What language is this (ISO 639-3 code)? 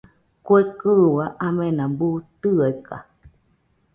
hux